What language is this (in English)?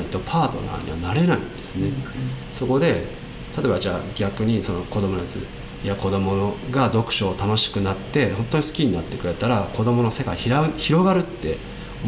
Japanese